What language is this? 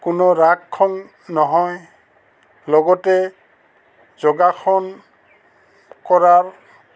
Assamese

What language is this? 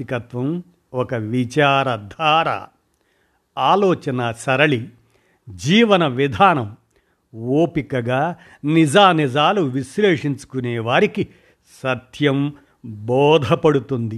Telugu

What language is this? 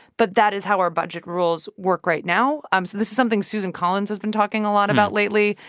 English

